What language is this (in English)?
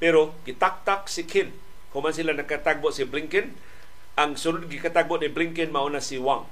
Filipino